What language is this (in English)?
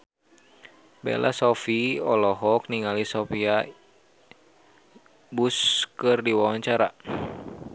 Sundanese